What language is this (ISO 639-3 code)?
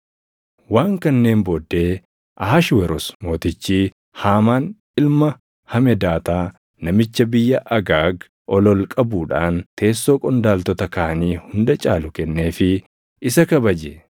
orm